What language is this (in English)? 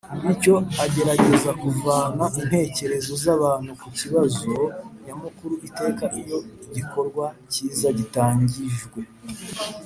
Kinyarwanda